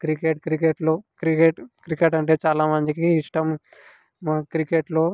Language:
Telugu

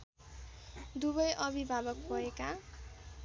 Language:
Nepali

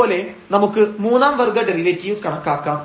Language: Malayalam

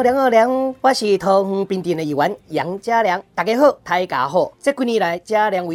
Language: Chinese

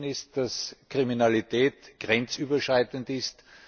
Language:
German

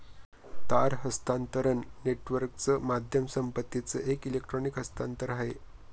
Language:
Marathi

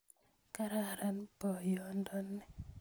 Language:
Kalenjin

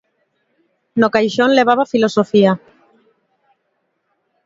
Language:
Galician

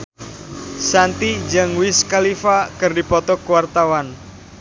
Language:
Sundanese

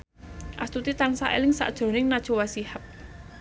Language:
Javanese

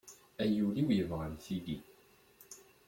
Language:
Kabyle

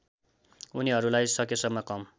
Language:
Nepali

